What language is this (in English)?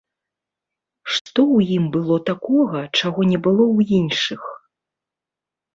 Belarusian